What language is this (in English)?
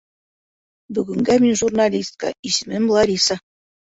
Bashkir